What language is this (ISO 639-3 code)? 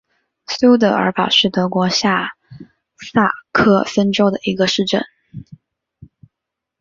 zho